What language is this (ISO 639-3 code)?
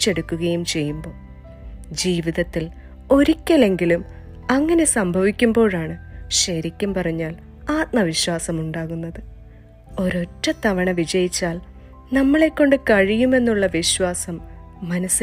mal